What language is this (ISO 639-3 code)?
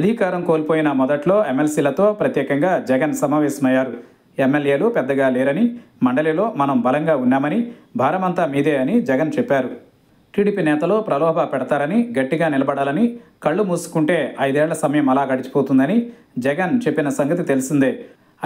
tel